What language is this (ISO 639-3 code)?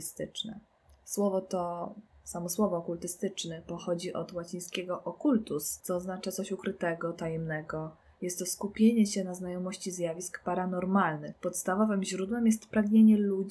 pol